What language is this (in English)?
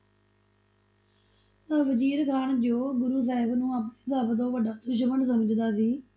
Punjabi